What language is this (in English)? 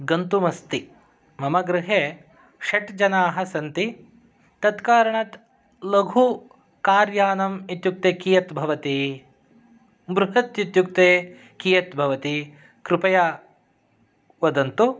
Sanskrit